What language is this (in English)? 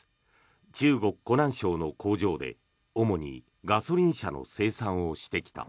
Japanese